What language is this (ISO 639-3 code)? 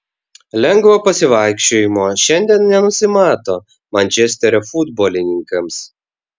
lit